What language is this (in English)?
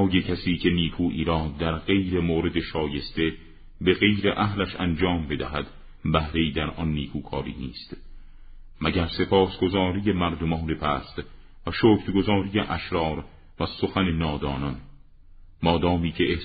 Persian